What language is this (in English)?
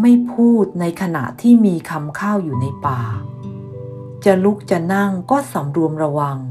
Thai